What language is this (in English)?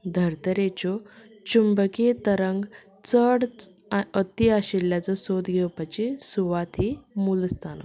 Konkani